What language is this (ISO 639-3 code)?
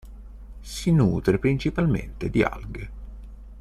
ita